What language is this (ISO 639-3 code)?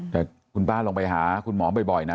tha